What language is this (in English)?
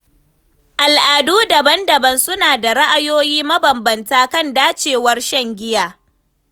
Hausa